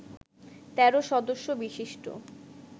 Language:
Bangla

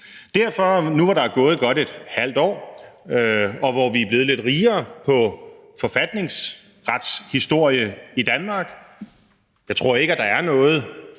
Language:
Danish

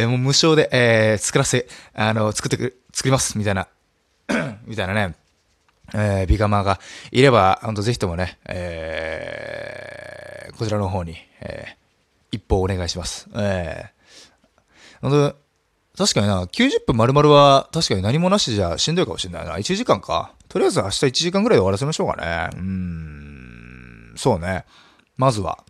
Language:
Japanese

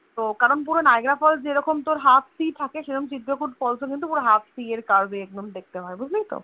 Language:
Bangla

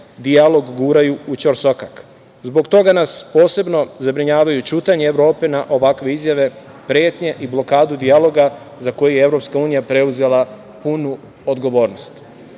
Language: Serbian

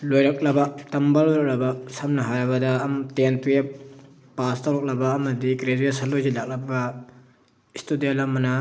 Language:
Manipuri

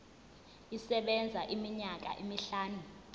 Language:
Zulu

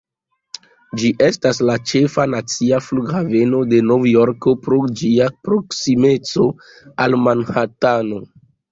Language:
Esperanto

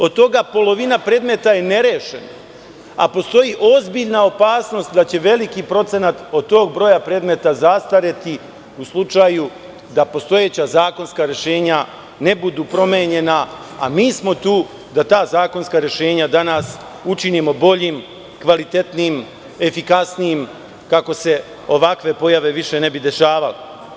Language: Serbian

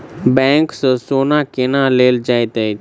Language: Maithili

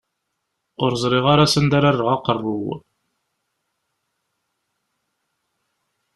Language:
Kabyle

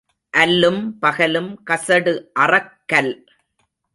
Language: Tamil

